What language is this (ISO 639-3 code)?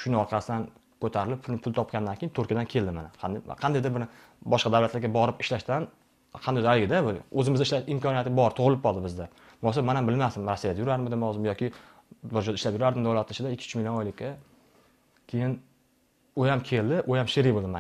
tur